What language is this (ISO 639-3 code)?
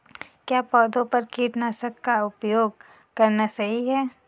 hin